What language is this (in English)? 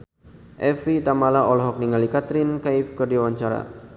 Sundanese